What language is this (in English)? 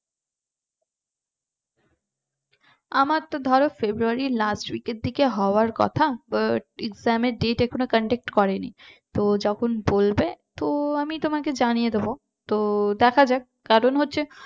Bangla